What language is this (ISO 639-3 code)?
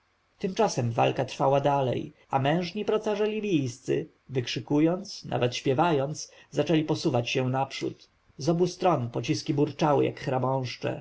pol